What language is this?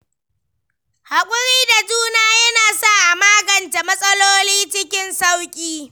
Hausa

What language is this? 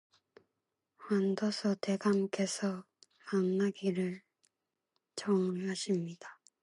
Korean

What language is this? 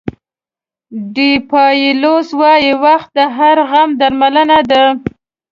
Pashto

